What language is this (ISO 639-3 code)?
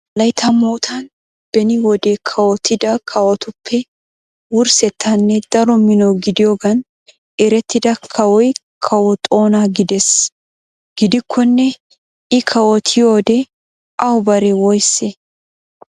wal